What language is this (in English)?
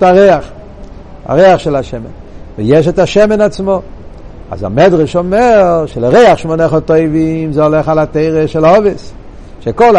Hebrew